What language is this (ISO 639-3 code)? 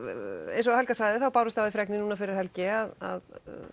isl